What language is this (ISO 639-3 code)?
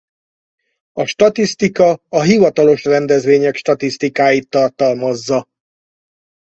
hun